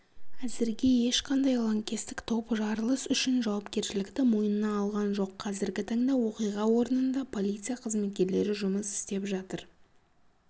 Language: Kazakh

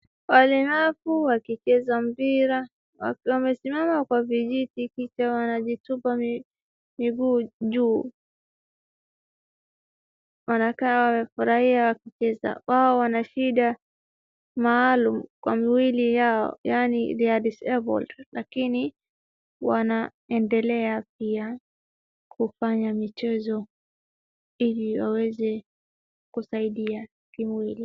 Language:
Swahili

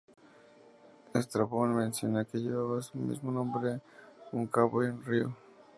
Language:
Spanish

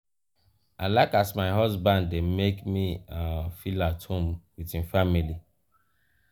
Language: Nigerian Pidgin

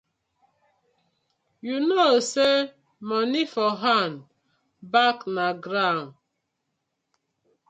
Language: Nigerian Pidgin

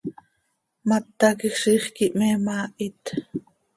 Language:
Seri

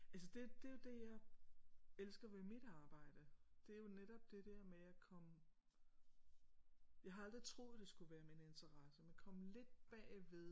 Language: Danish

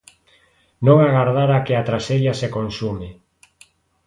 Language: Galician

